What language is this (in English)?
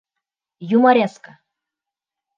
Bashkir